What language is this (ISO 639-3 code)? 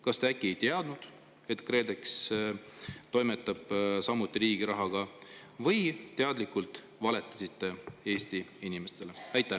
est